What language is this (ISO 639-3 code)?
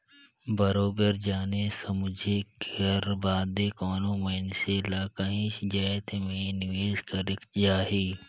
hne